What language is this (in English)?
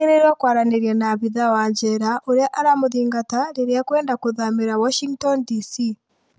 Kikuyu